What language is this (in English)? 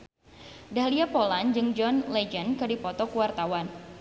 Sundanese